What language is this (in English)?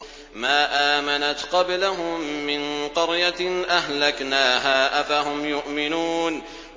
Arabic